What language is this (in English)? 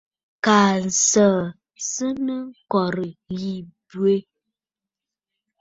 Bafut